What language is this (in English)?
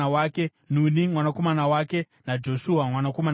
Shona